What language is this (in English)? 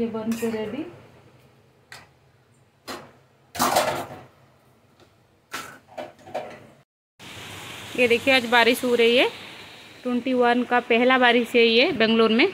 Hindi